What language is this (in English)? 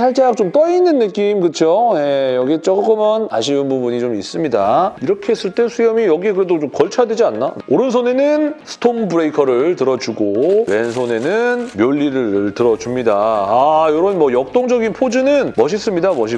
Korean